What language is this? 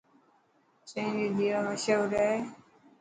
Dhatki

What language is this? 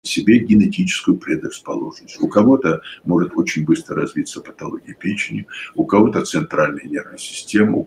Russian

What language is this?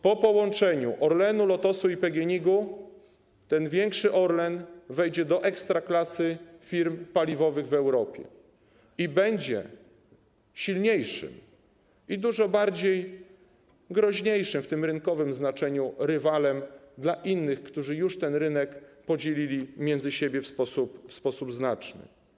Polish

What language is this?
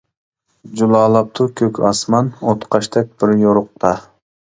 Uyghur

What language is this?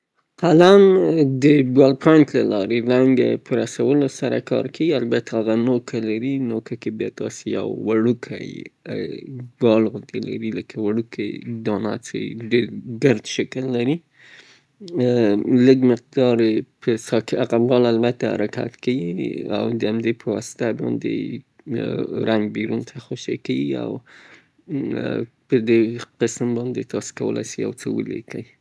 Southern Pashto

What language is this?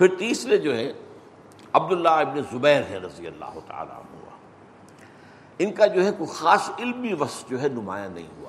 Urdu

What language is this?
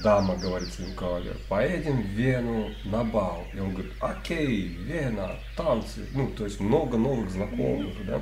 Russian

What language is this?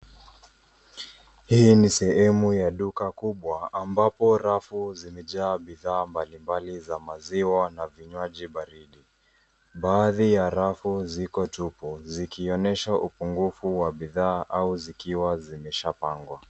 Swahili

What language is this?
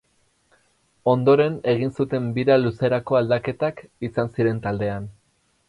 Basque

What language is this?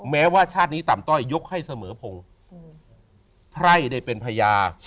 Thai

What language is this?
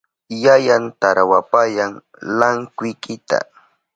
Southern Pastaza Quechua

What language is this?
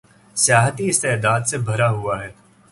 Urdu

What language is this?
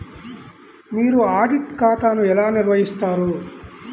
Telugu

